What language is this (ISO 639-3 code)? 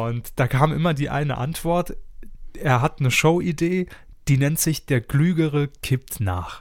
deu